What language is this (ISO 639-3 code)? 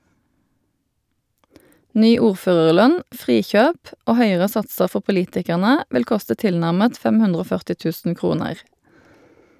nor